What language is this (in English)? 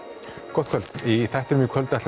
Icelandic